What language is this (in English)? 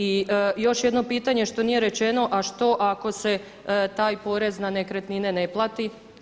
Croatian